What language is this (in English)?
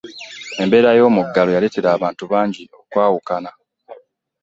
Ganda